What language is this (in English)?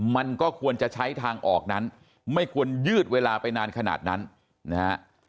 Thai